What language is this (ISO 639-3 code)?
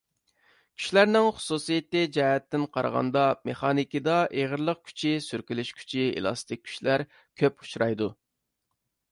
uig